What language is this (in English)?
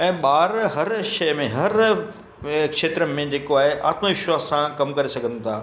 Sindhi